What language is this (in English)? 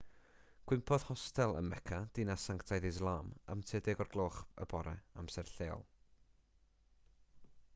Welsh